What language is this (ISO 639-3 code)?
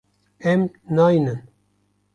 kur